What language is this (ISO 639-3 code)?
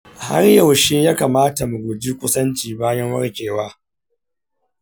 hau